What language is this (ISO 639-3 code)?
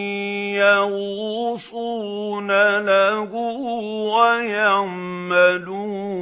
ara